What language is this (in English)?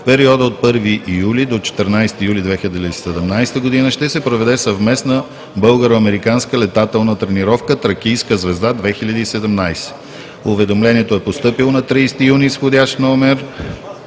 Bulgarian